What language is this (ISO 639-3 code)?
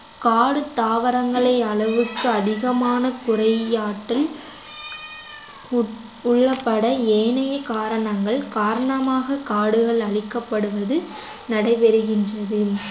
tam